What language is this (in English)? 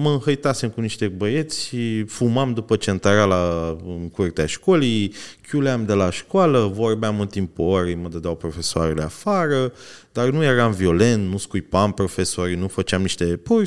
Romanian